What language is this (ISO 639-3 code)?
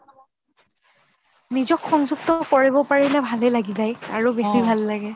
asm